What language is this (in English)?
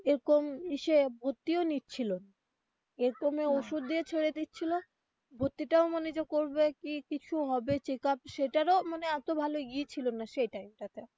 Bangla